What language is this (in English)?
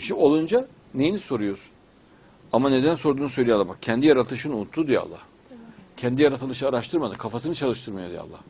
Turkish